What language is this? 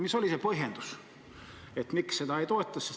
Estonian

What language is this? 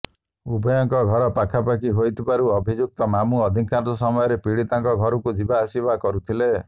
Odia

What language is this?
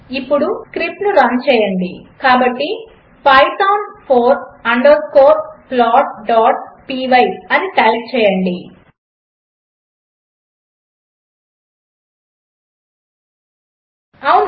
Telugu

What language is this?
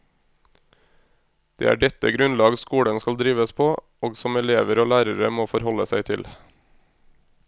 Norwegian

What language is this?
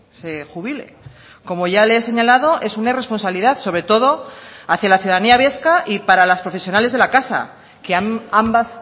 Spanish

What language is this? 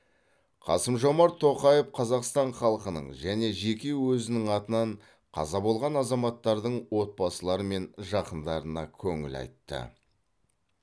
Kazakh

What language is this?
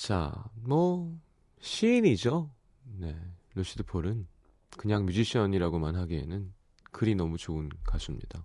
Korean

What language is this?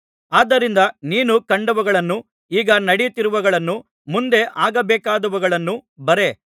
Kannada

